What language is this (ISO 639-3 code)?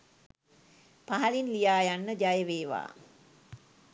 sin